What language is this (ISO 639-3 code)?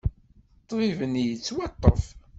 kab